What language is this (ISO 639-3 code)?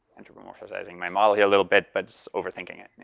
eng